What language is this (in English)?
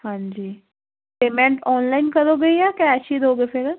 Punjabi